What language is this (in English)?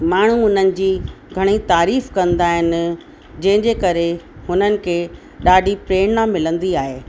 Sindhi